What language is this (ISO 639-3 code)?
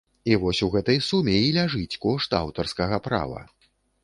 bel